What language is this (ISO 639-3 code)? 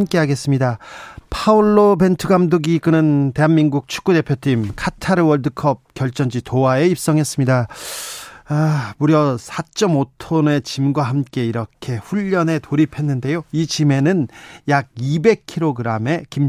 kor